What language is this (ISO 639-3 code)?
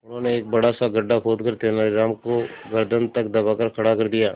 hin